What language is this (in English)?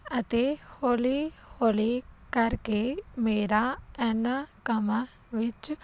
Punjabi